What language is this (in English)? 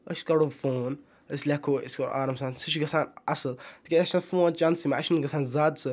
Kashmiri